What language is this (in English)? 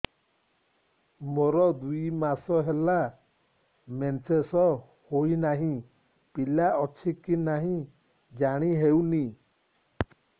Odia